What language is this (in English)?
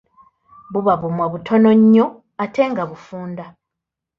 Ganda